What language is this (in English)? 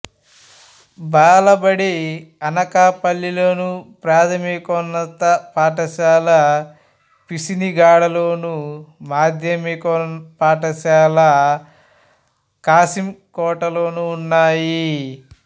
Telugu